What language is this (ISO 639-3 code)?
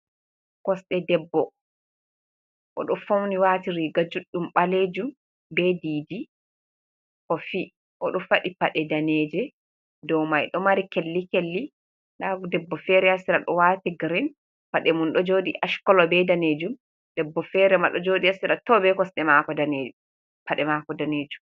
ful